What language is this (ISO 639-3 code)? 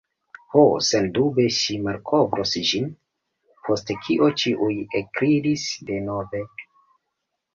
epo